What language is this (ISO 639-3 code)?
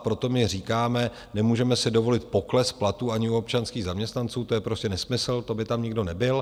ces